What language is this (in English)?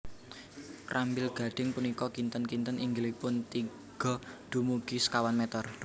Javanese